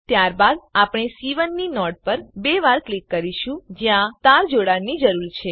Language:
Gujarati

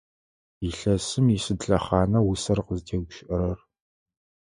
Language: Adyghe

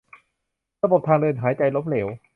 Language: Thai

